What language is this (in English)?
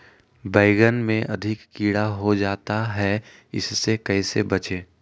Magahi